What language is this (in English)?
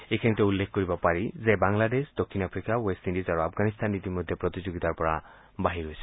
Assamese